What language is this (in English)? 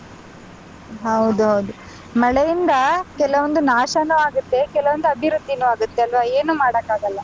Kannada